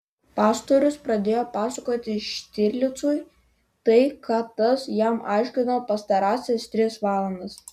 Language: Lithuanian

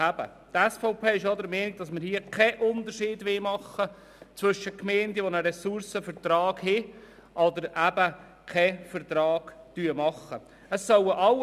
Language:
Swiss German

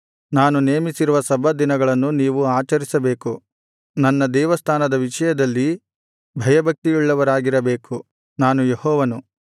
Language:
Kannada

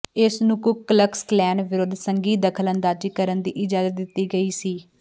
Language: Punjabi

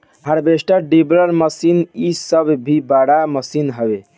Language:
Bhojpuri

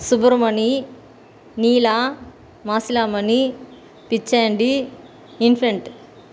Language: Tamil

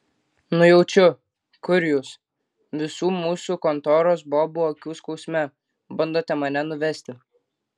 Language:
Lithuanian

